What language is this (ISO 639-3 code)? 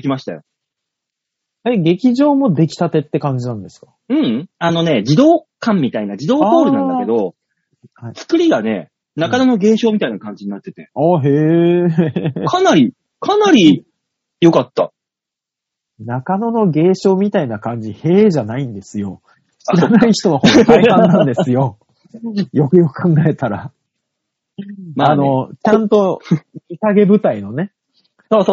jpn